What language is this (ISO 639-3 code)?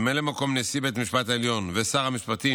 heb